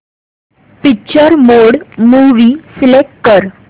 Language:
Marathi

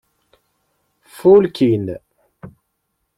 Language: Kabyle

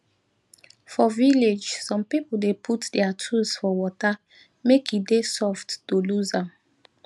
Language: Nigerian Pidgin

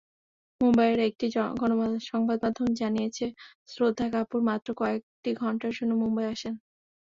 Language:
Bangla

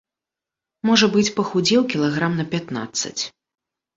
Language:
Belarusian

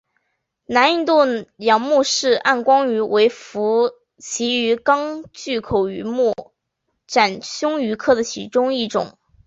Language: Chinese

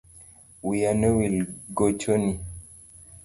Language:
Luo (Kenya and Tanzania)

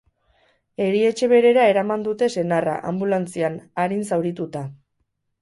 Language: Basque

